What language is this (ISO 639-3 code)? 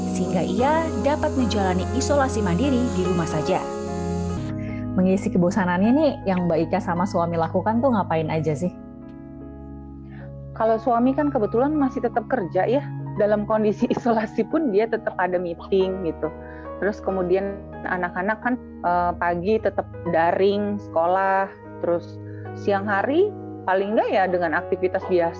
ind